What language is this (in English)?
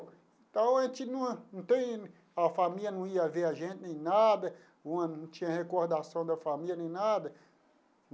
Portuguese